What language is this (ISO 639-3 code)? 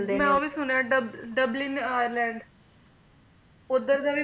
pan